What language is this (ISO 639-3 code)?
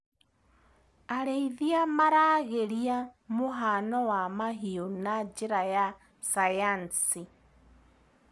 kik